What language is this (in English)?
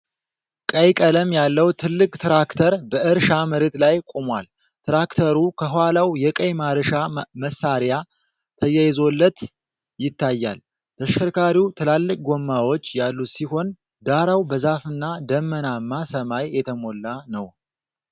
Amharic